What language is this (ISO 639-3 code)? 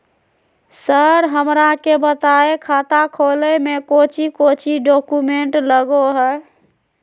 mag